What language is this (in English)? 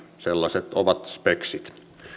Finnish